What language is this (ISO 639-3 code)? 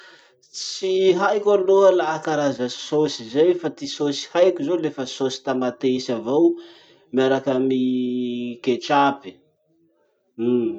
msh